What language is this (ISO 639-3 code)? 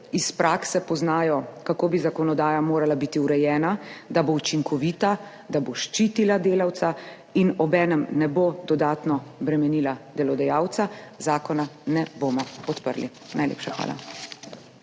slv